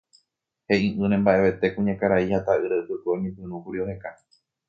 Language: Guarani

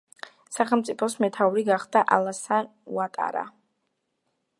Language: Georgian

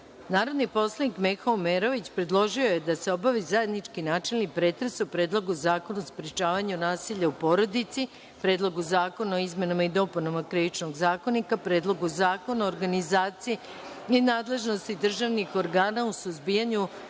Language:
Serbian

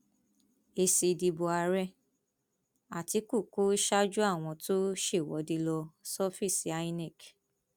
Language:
Yoruba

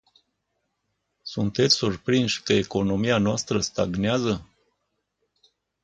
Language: Romanian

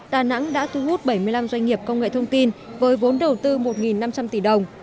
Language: Vietnamese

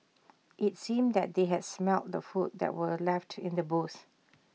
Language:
English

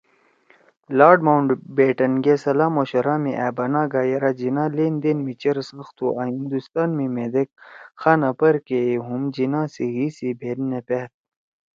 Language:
Torwali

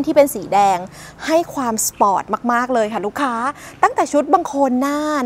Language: Thai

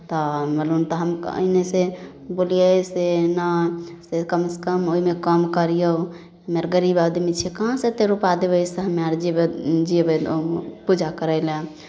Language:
Maithili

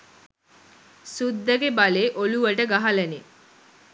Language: Sinhala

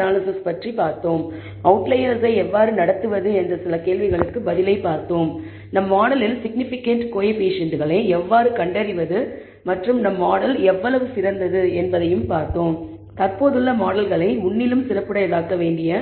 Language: Tamil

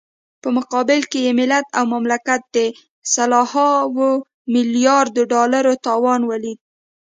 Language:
Pashto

